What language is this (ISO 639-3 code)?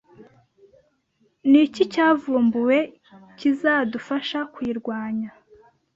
kin